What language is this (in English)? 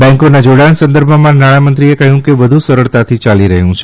Gujarati